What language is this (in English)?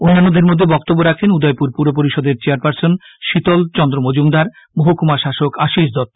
Bangla